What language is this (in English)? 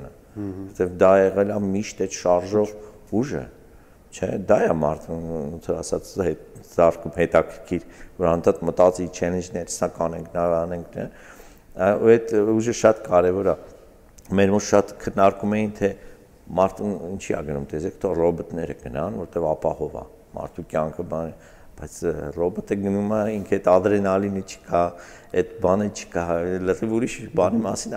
Turkish